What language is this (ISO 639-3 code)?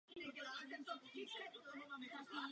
ces